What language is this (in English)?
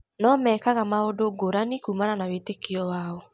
Kikuyu